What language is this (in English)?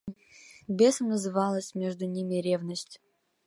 Russian